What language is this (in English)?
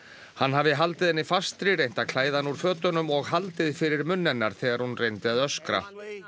Icelandic